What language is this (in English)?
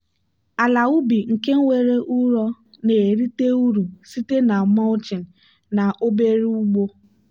Igbo